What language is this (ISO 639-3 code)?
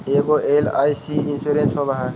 mag